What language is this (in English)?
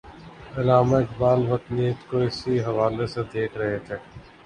Urdu